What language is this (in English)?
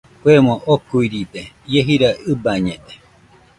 Nüpode Huitoto